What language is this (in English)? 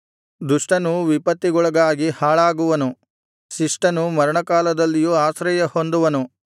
Kannada